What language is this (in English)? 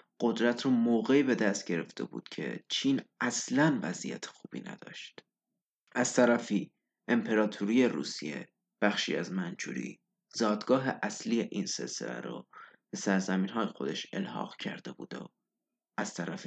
Persian